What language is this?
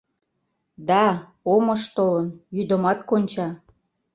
Mari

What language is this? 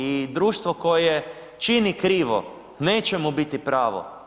Croatian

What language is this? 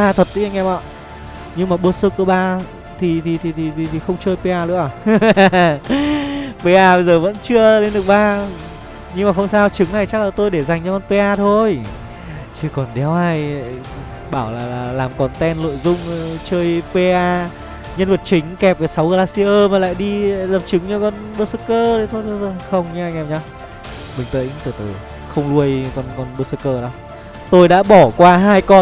Vietnamese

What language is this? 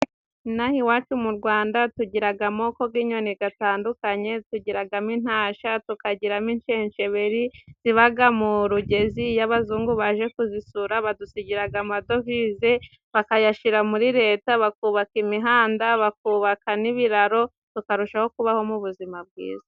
Kinyarwanda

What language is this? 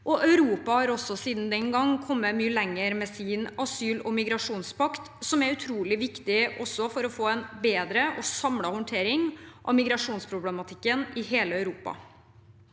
Norwegian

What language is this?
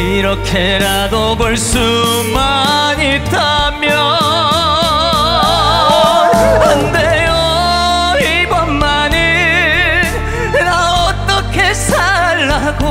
Korean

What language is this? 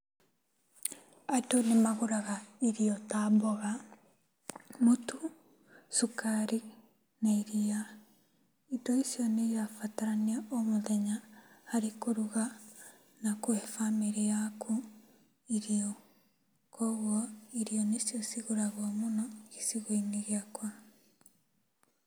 Kikuyu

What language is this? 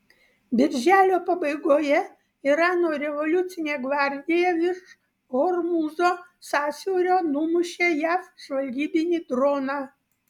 Lithuanian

